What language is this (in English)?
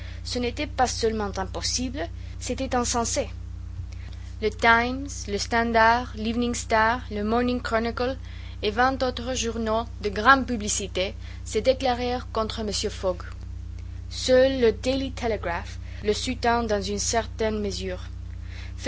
French